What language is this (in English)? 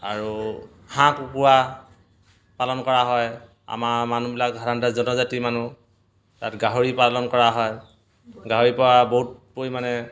Assamese